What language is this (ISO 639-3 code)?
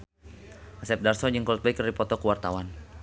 sun